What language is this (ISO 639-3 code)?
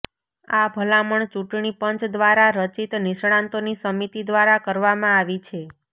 guj